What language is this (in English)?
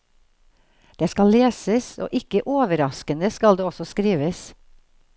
Norwegian